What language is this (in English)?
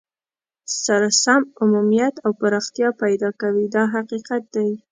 Pashto